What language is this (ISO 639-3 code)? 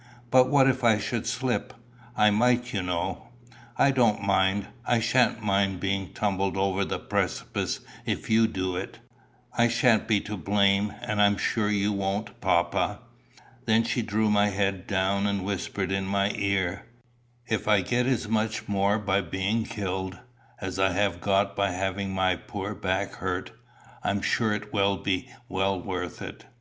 eng